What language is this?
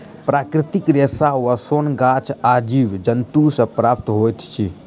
Maithili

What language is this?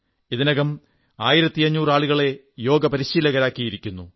Malayalam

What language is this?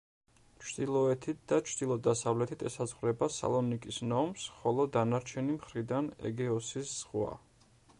Georgian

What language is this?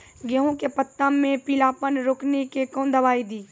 Maithili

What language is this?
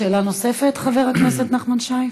Hebrew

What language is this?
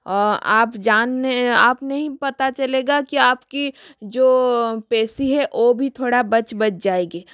Hindi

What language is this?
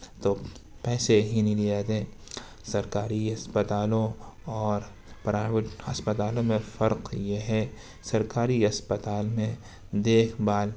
Urdu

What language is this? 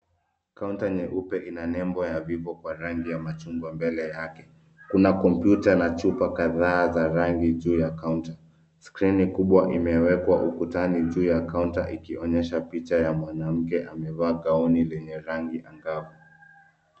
Swahili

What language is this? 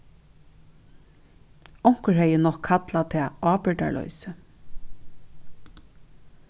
Faroese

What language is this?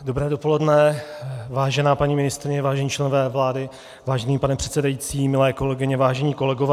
Czech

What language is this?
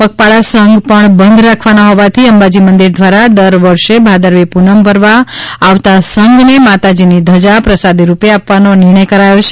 Gujarati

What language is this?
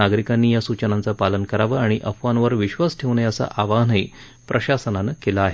Marathi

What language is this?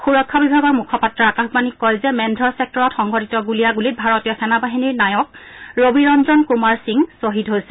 Assamese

